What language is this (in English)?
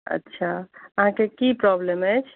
Maithili